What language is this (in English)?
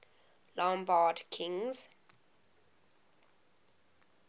English